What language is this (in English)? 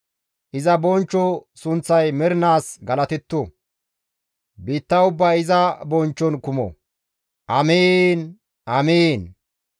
Gamo